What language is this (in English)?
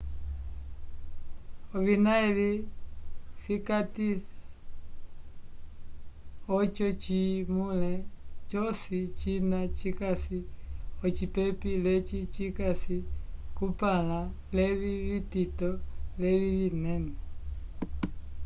Umbundu